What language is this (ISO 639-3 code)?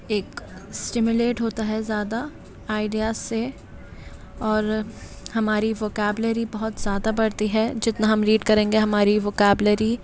urd